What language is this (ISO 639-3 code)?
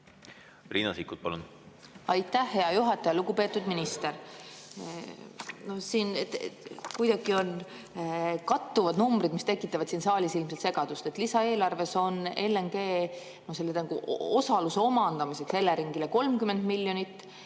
est